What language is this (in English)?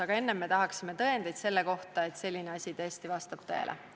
Estonian